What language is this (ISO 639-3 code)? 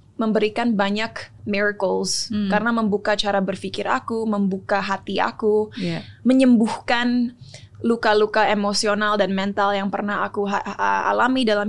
ind